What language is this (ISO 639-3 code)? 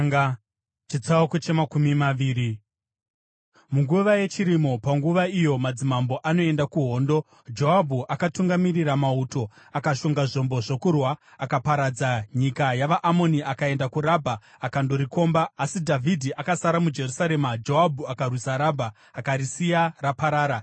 sna